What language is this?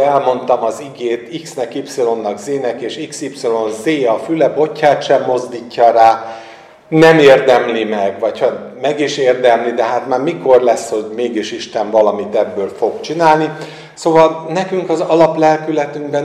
Hungarian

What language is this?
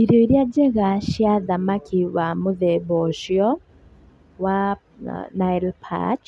Kikuyu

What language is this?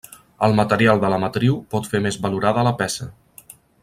Catalan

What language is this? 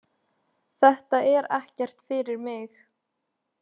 Icelandic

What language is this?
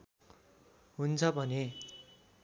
Nepali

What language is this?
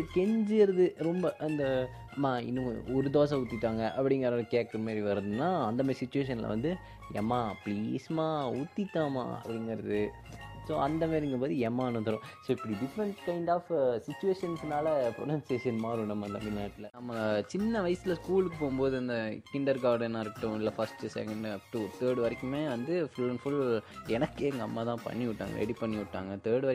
Tamil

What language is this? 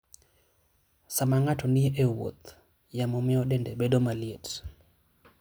Luo (Kenya and Tanzania)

